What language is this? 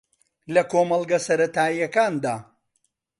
Central Kurdish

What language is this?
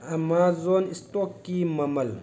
Manipuri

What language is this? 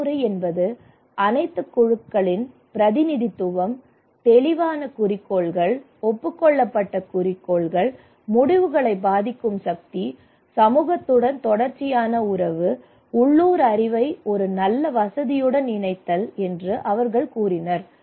Tamil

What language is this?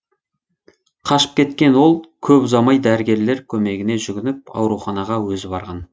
Kazakh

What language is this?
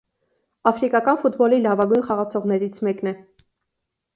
Armenian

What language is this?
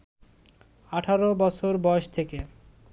Bangla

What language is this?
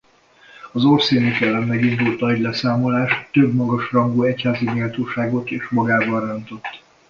Hungarian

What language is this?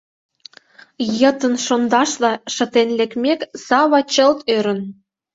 Mari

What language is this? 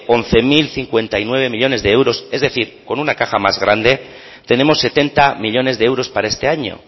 Spanish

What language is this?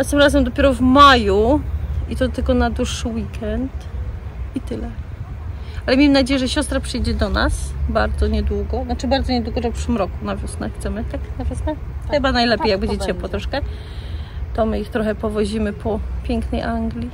Polish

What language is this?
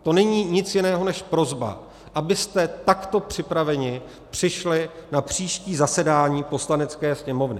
Czech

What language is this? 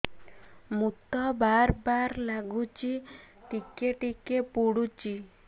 Odia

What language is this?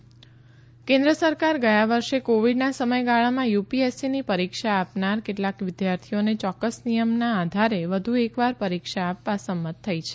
Gujarati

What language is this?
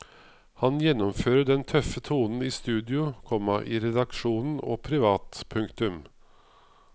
Norwegian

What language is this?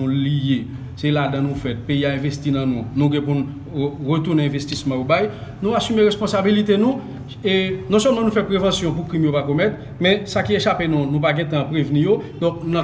French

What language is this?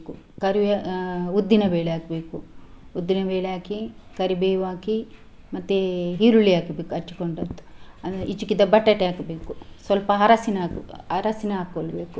Kannada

